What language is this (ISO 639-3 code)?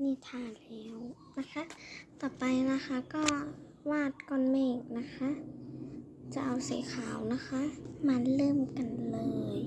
tha